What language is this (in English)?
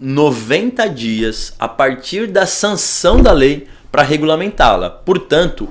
Portuguese